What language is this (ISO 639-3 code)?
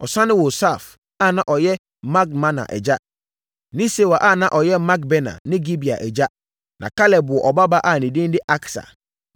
aka